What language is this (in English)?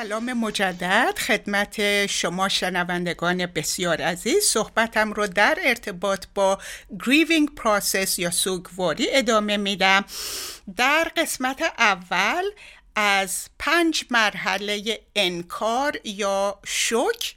Persian